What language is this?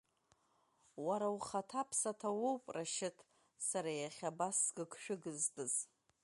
Abkhazian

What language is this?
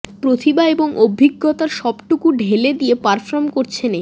Bangla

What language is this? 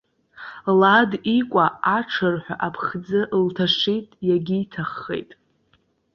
Abkhazian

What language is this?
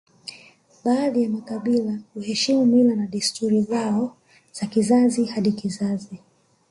Swahili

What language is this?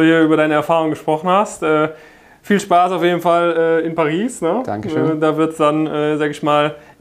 German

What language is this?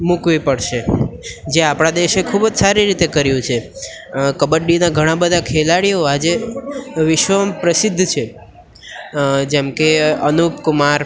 Gujarati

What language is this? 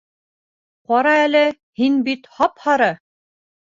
Bashkir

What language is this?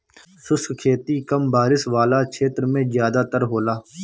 Bhojpuri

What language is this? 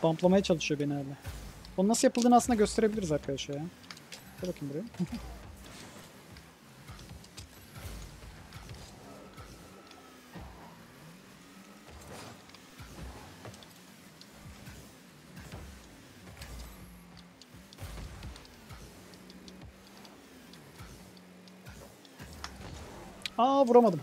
Turkish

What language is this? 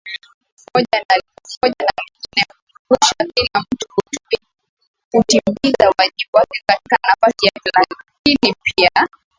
Swahili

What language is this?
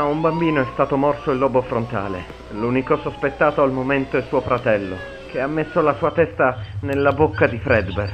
Italian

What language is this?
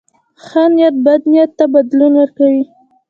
Pashto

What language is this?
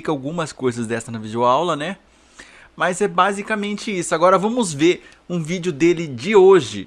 Portuguese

